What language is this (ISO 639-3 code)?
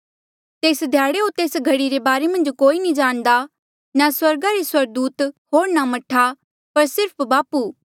mjl